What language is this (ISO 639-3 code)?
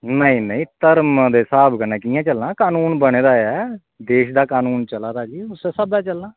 doi